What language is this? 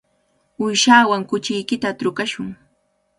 Cajatambo North Lima Quechua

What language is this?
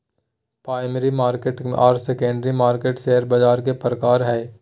Magahi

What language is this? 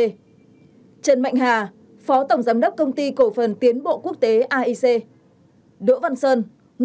Vietnamese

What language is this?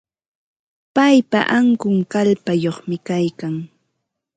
Ambo-Pasco Quechua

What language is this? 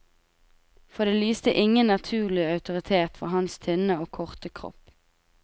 Norwegian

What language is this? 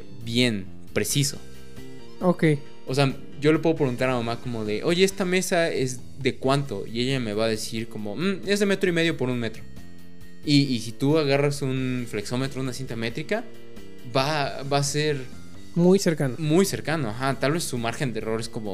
Spanish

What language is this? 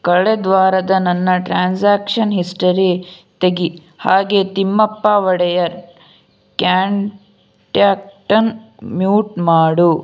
Kannada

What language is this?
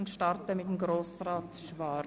Swiss German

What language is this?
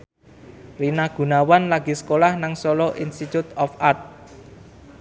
Javanese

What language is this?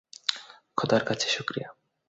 Bangla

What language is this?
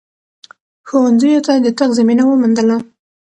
Pashto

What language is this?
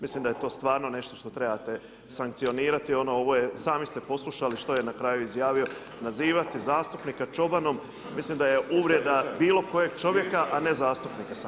Croatian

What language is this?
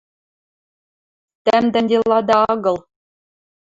Western Mari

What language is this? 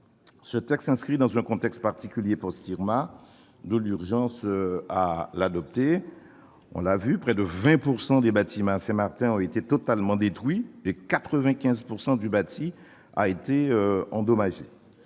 French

